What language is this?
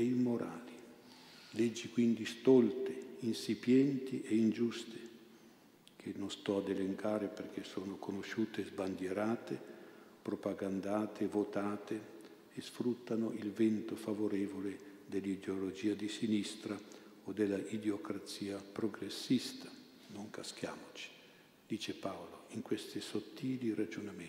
Italian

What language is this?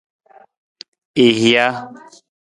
Nawdm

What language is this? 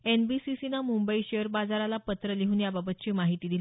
Marathi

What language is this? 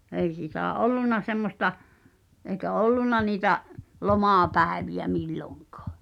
Finnish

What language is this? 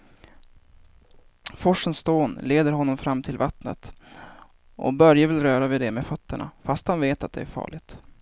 Swedish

